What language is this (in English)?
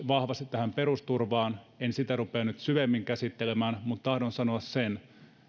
Finnish